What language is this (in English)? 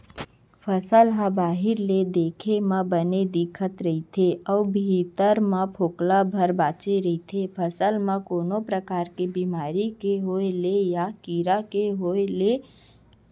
Chhattisgarhi